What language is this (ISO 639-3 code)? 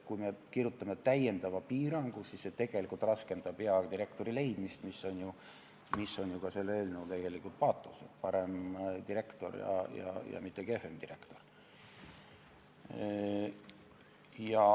est